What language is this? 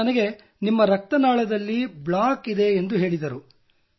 Kannada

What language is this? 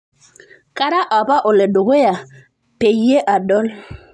Masai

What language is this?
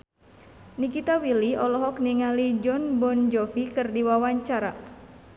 Sundanese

